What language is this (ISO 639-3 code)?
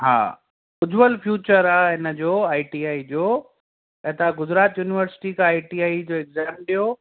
snd